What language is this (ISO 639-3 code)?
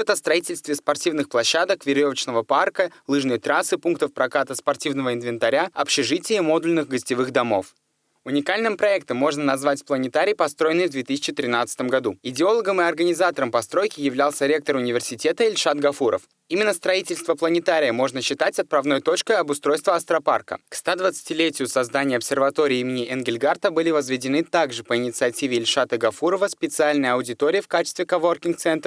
rus